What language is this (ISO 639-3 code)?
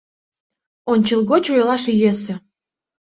chm